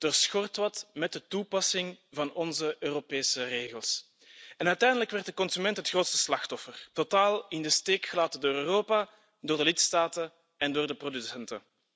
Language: Dutch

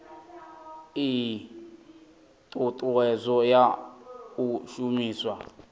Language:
Venda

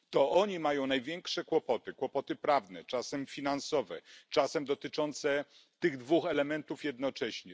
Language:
Polish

